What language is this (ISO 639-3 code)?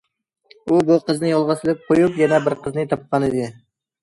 uig